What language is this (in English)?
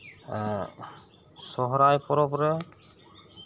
Santali